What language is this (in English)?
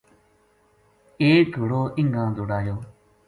Gujari